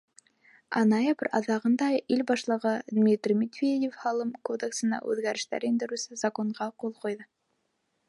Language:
Bashkir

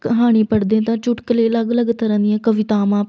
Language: Punjabi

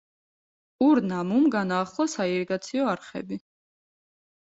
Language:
Georgian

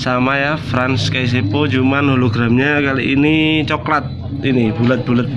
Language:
Indonesian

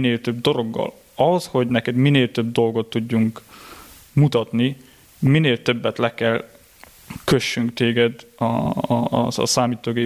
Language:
Hungarian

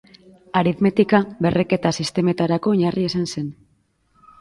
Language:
Basque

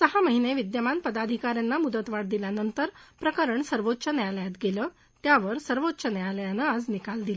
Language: Marathi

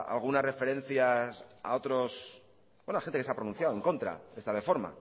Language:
Spanish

